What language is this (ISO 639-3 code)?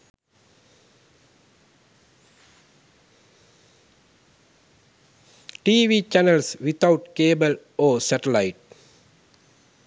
sin